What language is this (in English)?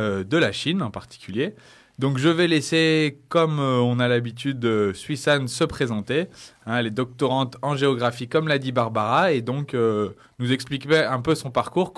French